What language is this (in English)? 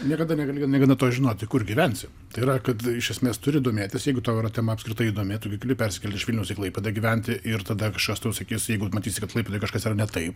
Lithuanian